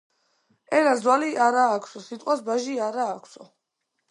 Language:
Georgian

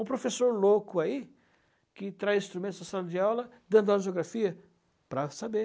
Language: Portuguese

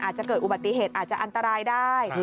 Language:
Thai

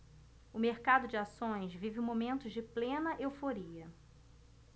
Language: Portuguese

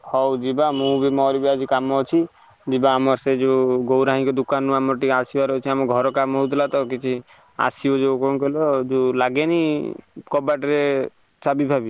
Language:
Odia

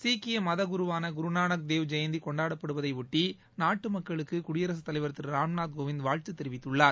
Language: Tamil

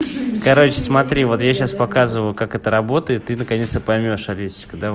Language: Russian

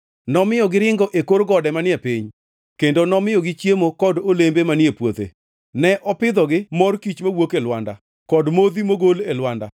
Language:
Luo (Kenya and Tanzania)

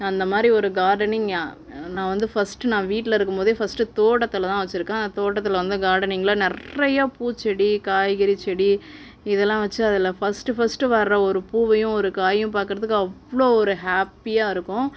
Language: Tamil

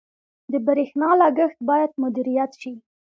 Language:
Pashto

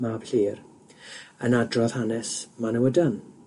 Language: Welsh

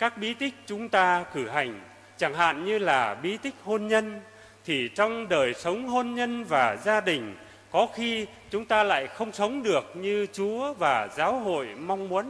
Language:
Vietnamese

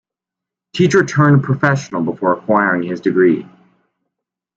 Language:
English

